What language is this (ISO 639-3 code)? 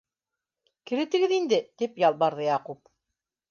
bak